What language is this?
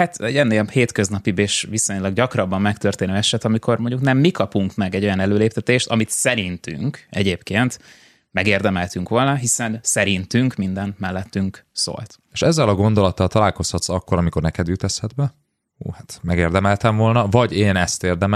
Hungarian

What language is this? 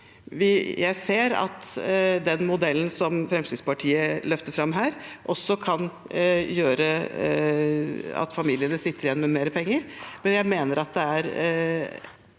Norwegian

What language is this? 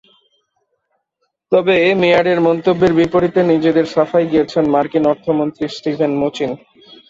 Bangla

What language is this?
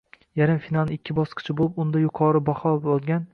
Uzbek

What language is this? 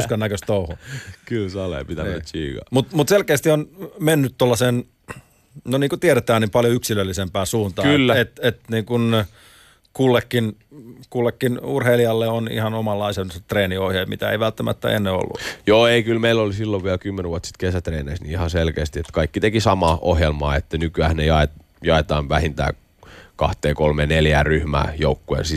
Finnish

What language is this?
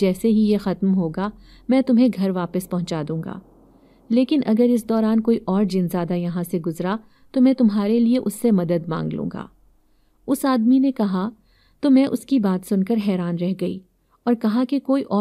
Hindi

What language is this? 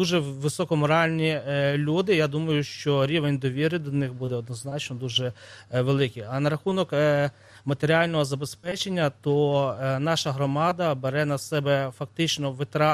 Ukrainian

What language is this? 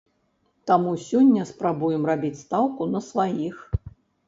Belarusian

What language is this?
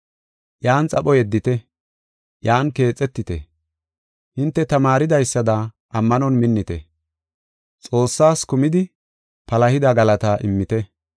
Gofa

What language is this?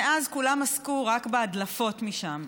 Hebrew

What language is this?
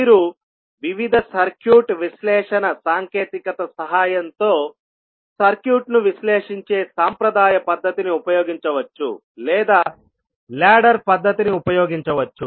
Telugu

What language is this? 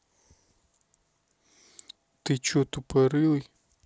Russian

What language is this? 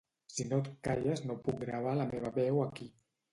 Catalan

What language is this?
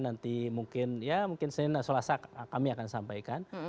Indonesian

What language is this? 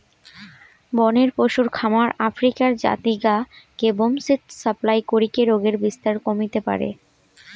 Bangla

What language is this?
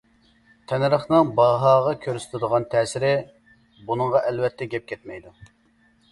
Uyghur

